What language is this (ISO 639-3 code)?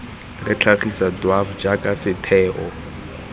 tsn